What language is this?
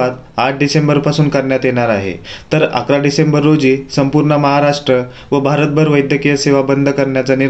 Marathi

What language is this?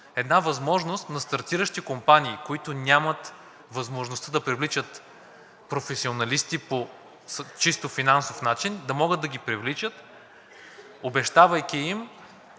Bulgarian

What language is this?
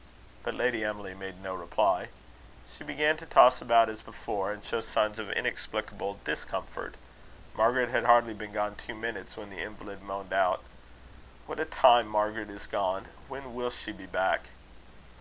English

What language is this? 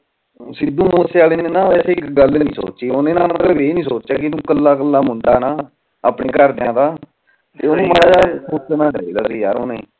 Punjabi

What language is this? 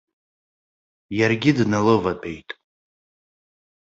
Abkhazian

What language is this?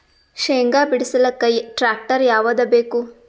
Kannada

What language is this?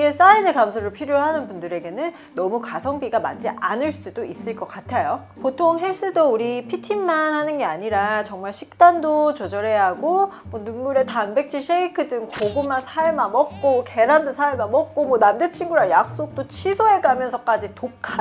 Korean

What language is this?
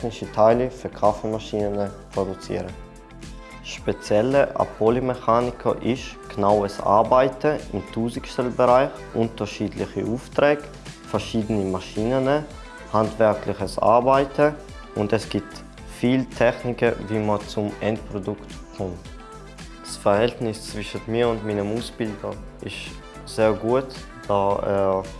German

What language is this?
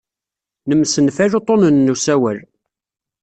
Kabyle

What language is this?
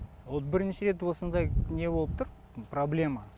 Kazakh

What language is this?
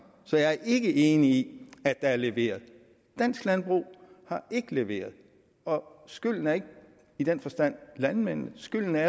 Danish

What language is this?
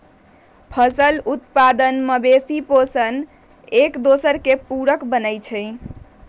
Magahi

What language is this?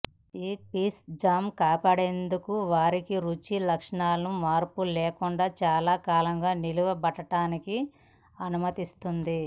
Telugu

